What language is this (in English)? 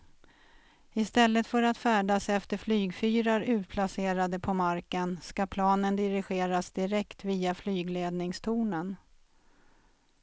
Swedish